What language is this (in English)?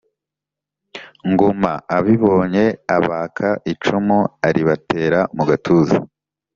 Kinyarwanda